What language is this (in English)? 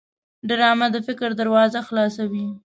Pashto